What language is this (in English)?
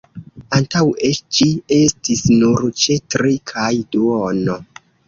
Esperanto